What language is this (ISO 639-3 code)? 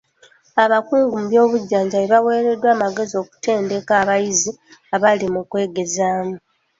lug